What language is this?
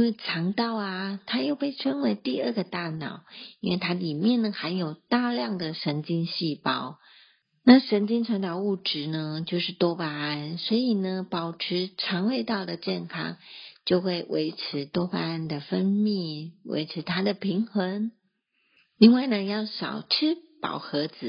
Chinese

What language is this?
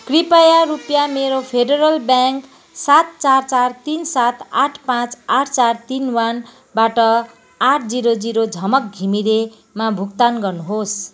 Nepali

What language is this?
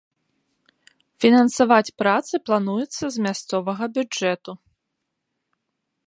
Belarusian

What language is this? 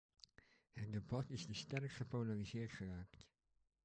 Dutch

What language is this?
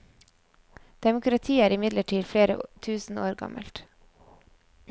Norwegian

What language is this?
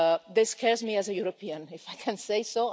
English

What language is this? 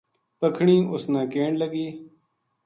Gujari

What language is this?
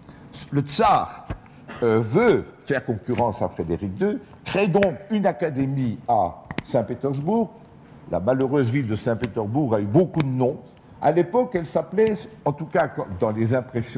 French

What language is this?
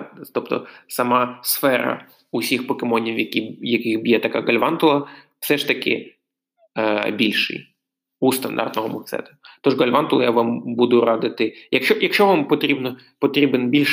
Ukrainian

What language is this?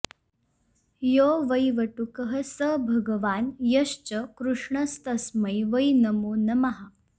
Sanskrit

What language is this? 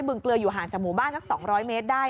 Thai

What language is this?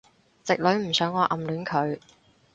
Cantonese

